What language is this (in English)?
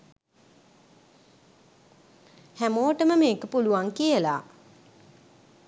Sinhala